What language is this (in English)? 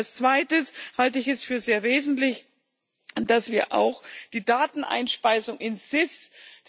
German